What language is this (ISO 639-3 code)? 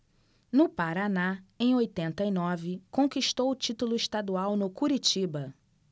por